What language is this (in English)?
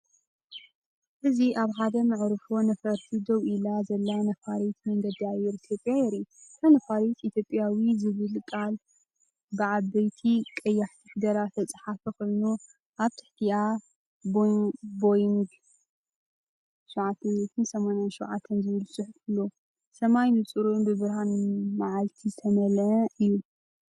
Tigrinya